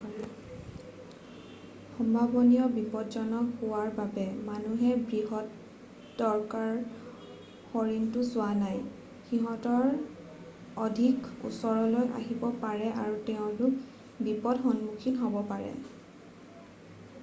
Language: Assamese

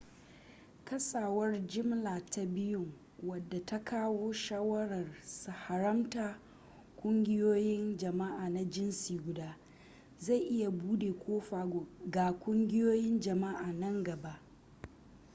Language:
Hausa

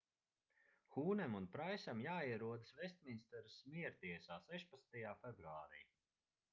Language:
Latvian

